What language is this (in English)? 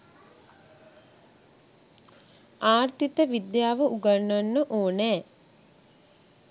Sinhala